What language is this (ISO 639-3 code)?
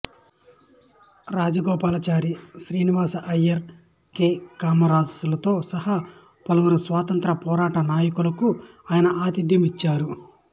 tel